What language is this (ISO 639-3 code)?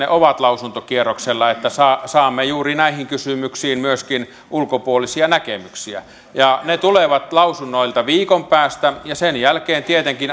fin